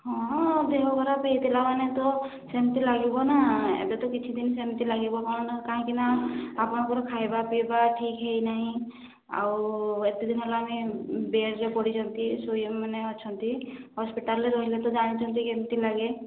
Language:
Odia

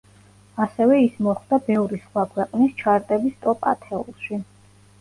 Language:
Georgian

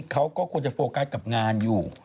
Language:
Thai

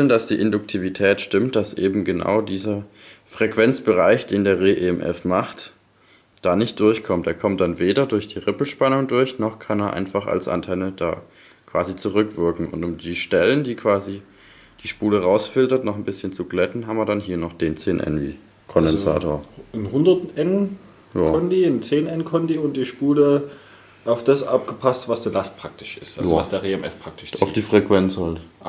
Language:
German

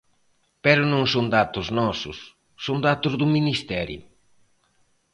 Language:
Galician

